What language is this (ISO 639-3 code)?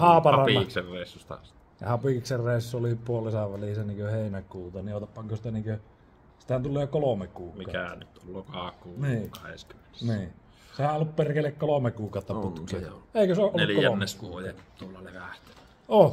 fin